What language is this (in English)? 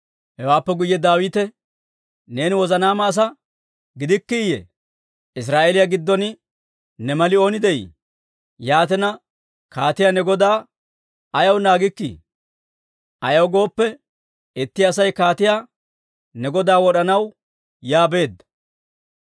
Dawro